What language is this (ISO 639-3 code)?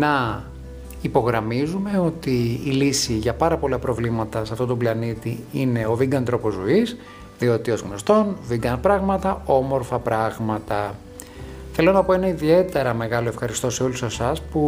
ell